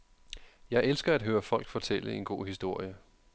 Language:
Danish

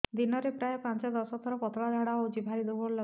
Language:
Odia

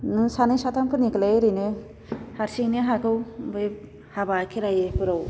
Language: Bodo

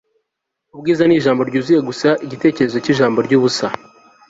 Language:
Kinyarwanda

